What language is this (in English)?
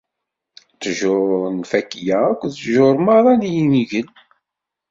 Kabyle